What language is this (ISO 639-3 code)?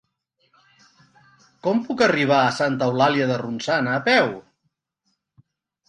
cat